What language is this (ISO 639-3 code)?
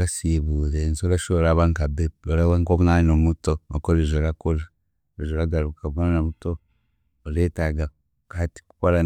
cgg